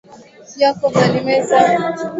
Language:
Swahili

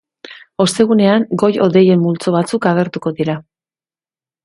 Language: Basque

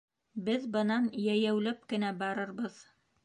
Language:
Bashkir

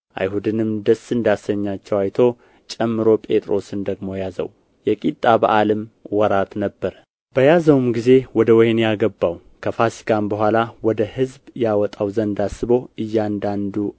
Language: Amharic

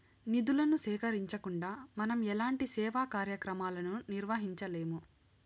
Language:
Telugu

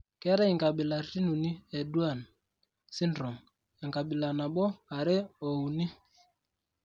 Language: Masai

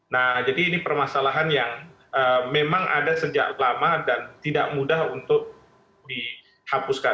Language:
Indonesian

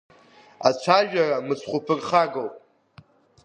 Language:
Abkhazian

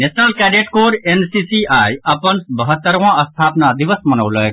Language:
Maithili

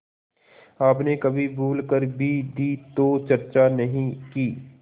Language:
Hindi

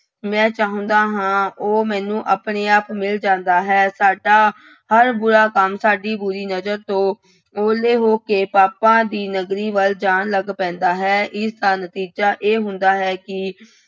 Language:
Punjabi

